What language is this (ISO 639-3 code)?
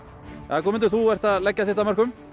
isl